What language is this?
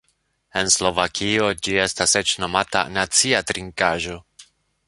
Esperanto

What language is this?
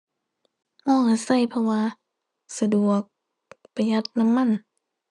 Thai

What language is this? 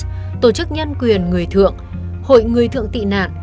Vietnamese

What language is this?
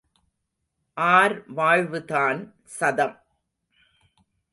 Tamil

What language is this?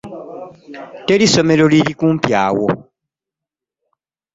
Ganda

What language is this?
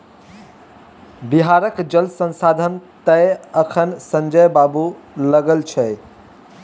Maithili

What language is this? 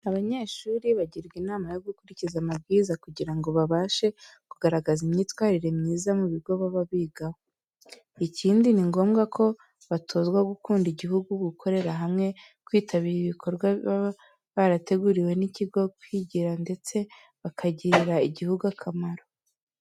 Kinyarwanda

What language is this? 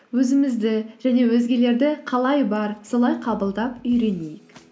Kazakh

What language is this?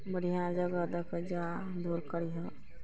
Maithili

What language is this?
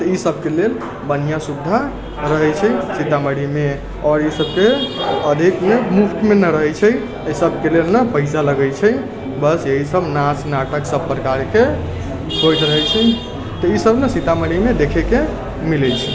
Maithili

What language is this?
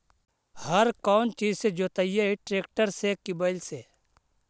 Magahi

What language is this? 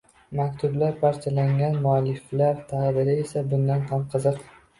Uzbek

